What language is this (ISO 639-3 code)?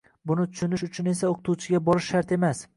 uzb